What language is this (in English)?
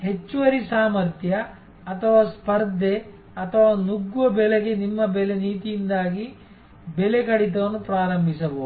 Kannada